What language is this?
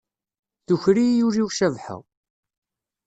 Kabyle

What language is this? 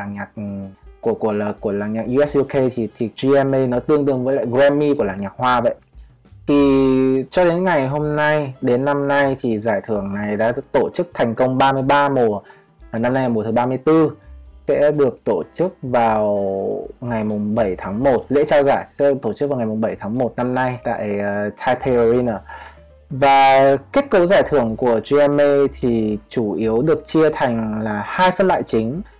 Vietnamese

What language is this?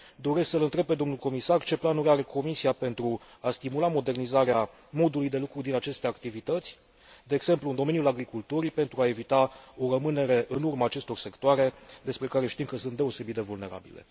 Romanian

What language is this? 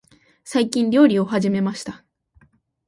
Japanese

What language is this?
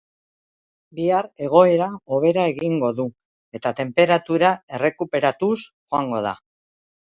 Basque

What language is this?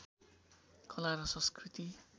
Nepali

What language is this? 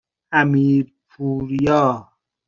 Persian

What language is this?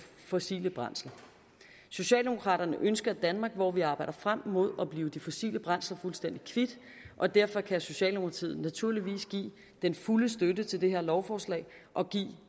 Danish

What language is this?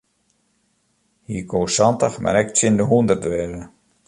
Western Frisian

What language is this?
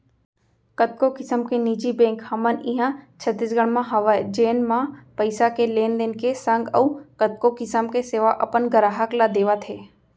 Chhattisgarhi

